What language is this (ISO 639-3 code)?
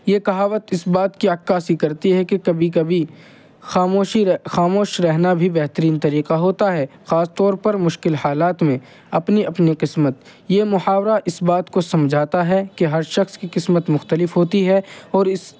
urd